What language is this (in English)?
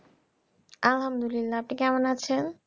Bangla